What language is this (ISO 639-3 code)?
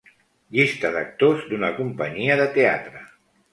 cat